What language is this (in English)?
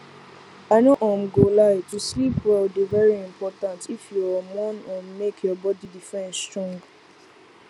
Nigerian Pidgin